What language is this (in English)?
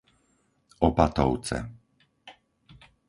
Slovak